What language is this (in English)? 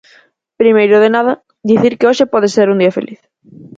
Galician